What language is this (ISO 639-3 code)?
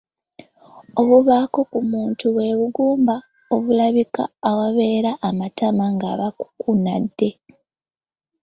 lug